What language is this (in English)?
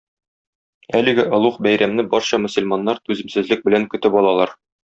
Tatar